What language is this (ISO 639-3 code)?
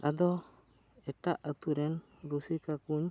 sat